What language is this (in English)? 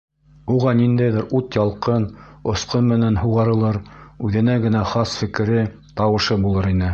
Bashkir